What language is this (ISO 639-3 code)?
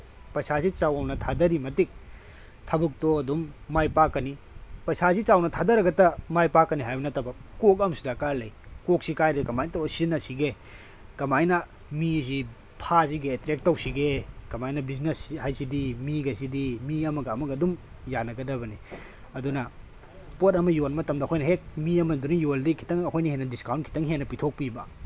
mni